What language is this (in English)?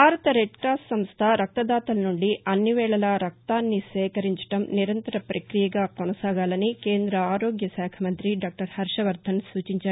Telugu